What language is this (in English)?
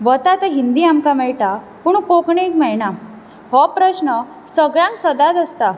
Konkani